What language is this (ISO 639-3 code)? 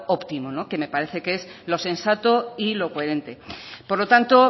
spa